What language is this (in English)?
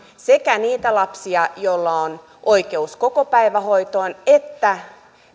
Finnish